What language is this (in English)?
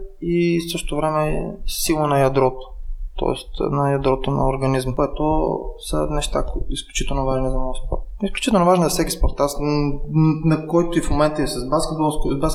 Bulgarian